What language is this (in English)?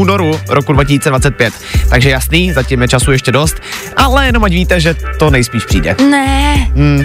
Czech